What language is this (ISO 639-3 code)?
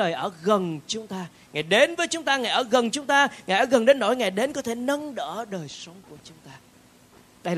vie